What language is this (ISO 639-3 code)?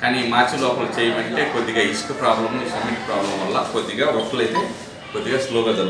hin